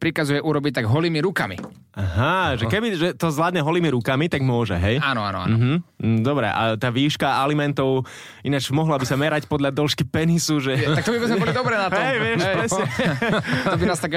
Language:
Slovak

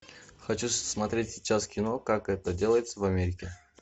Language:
Russian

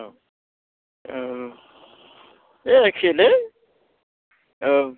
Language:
Bodo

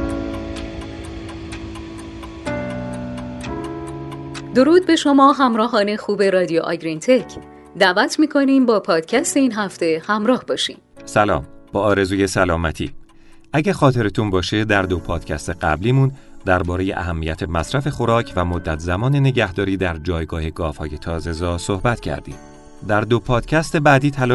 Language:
Persian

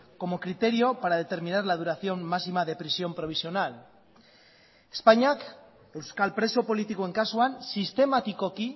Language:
Spanish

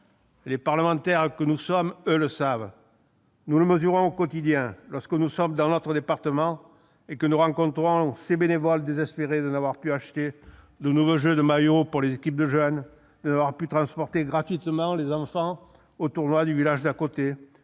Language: French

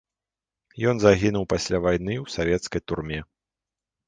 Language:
Belarusian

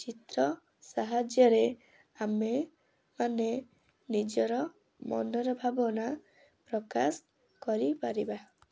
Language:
Odia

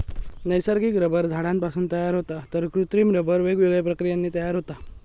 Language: Marathi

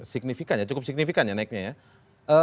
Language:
Indonesian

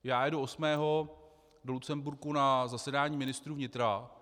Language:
Czech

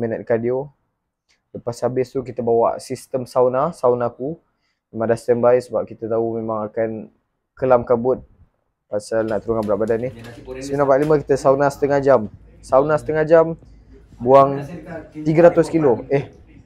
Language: Malay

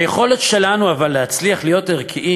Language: Hebrew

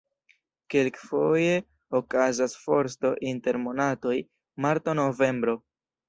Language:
Esperanto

